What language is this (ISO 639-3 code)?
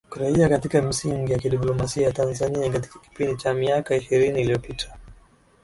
swa